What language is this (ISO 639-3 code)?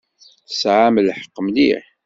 kab